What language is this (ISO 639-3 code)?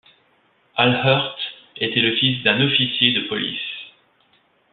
fra